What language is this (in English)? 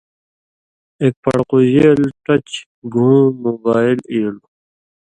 Indus Kohistani